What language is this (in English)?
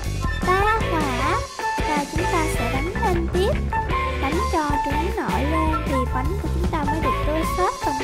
Vietnamese